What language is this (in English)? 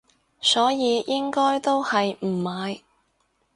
Cantonese